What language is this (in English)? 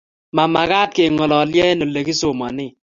Kalenjin